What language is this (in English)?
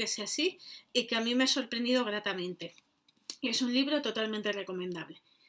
Spanish